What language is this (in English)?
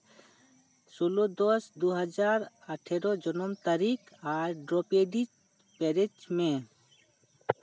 Santali